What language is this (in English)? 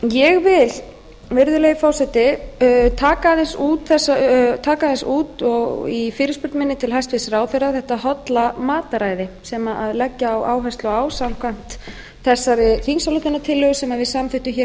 Icelandic